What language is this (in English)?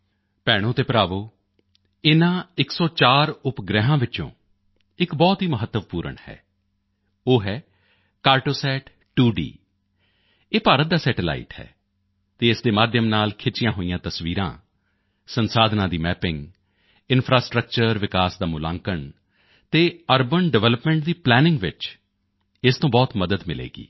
Punjabi